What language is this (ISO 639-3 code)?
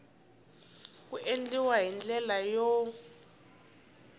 tso